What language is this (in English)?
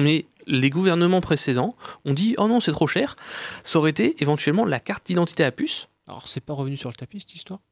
French